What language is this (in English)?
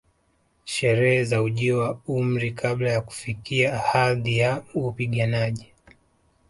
Swahili